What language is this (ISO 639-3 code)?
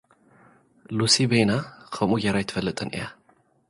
tir